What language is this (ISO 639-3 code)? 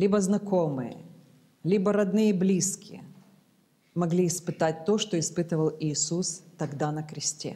rus